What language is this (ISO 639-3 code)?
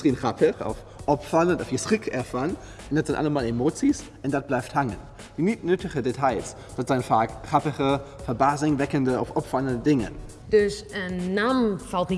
nld